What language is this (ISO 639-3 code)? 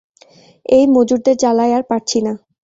ben